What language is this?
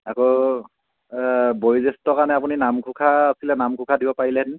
Assamese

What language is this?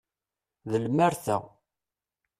Kabyle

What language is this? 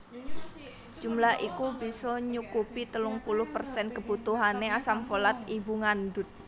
Javanese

